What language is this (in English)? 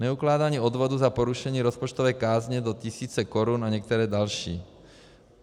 Czech